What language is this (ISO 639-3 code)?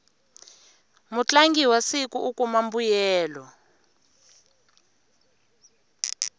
tso